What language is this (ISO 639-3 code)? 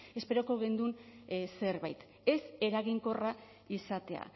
eus